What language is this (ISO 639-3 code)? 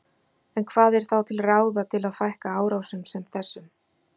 isl